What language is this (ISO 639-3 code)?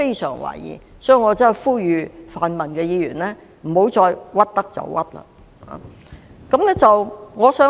yue